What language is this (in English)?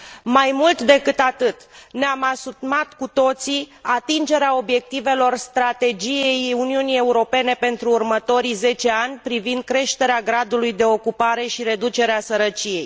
Romanian